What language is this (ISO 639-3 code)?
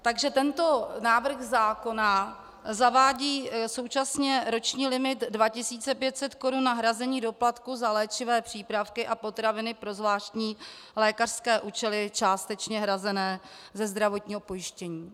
ces